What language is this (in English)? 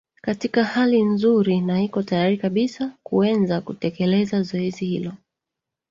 Swahili